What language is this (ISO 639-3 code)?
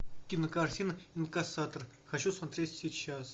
rus